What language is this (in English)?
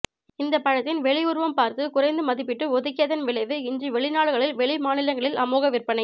Tamil